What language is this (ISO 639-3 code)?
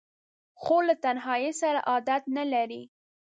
pus